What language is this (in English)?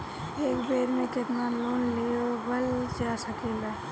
Bhojpuri